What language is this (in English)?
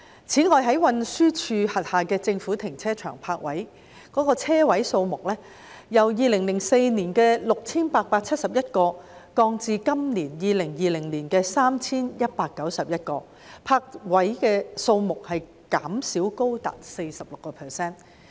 Cantonese